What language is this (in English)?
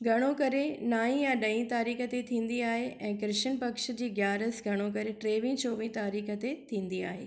Sindhi